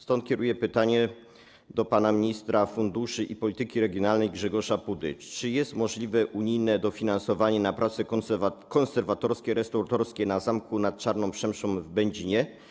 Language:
Polish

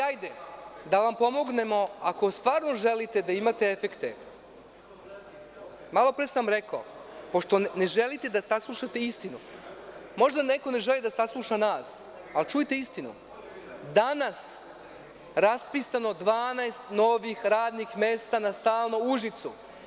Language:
Serbian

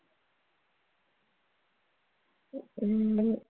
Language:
Tamil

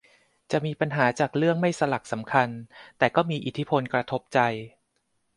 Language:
Thai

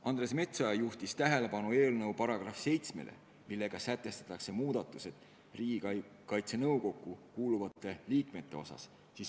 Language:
Estonian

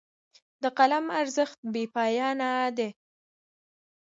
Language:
Pashto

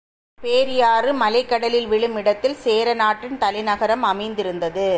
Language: Tamil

